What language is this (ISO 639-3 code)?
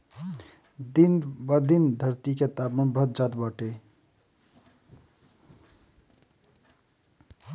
bho